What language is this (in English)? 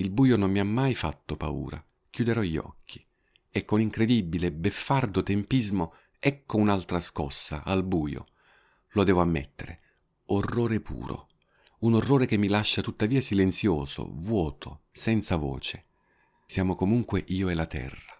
Italian